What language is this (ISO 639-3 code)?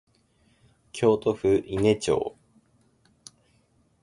jpn